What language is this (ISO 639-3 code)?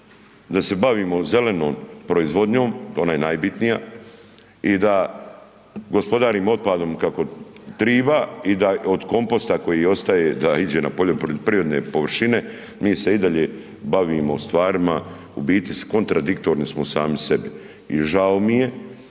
hrv